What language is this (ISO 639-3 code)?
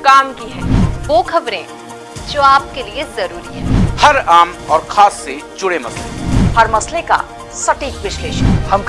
hin